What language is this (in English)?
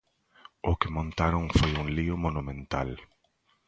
Galician